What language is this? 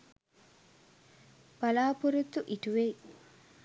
Sinhala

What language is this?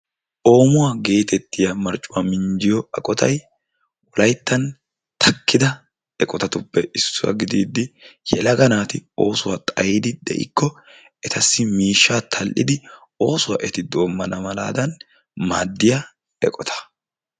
Wolaytta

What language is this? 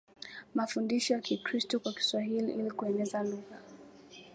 Swahili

